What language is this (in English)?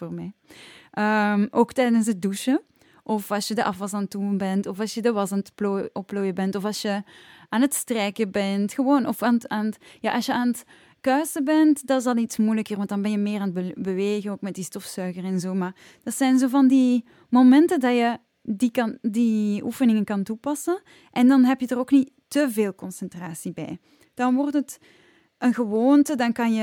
Dutch